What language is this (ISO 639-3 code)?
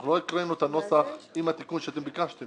heb